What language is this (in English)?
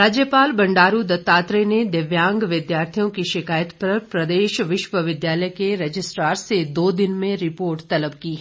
Hindi